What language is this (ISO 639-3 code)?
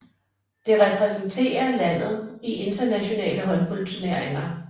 dan